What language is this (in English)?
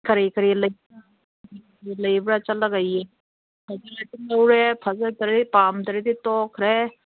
Manipuri